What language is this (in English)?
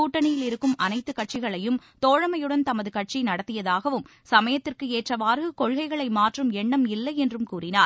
Tamil